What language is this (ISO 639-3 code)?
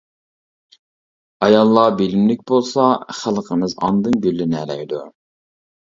uig